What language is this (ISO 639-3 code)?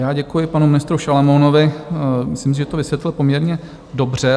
ces